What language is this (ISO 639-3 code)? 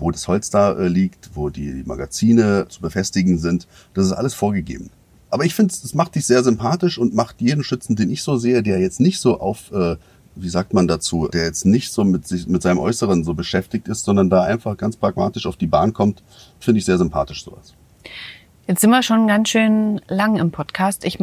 deu